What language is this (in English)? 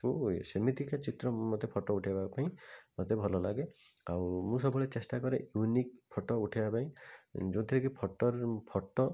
Odia